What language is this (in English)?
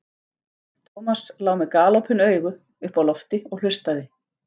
Icelandic